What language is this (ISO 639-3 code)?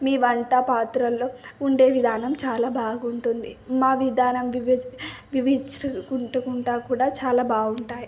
tel